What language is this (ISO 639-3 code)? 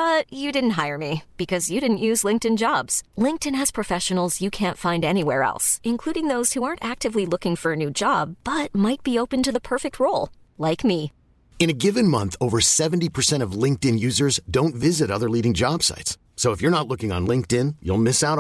swe